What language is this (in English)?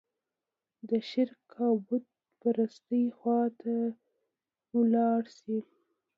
Pashto